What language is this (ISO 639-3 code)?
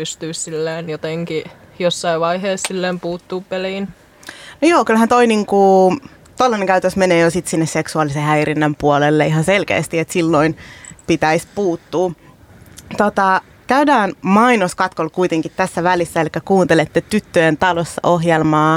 fin